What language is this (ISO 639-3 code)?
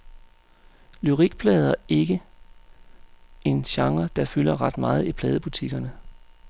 dan